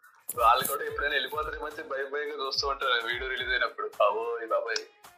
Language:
Telugu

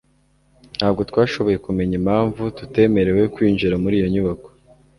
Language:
Kinyarwanda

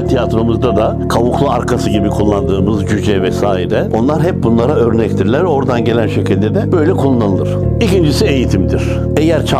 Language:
Turkish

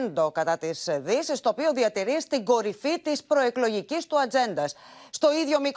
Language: Greek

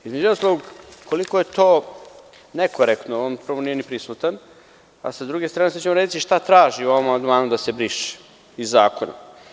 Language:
Serbian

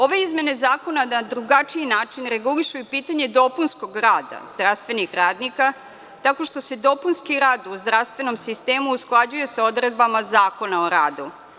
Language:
Serbian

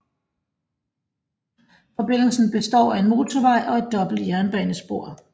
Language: Danish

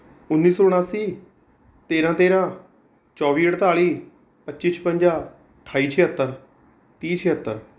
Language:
Punjabi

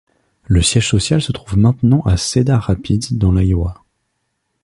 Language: French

